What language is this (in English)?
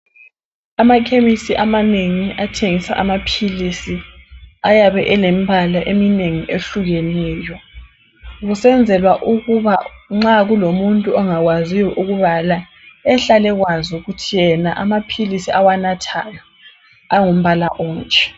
North Ndebele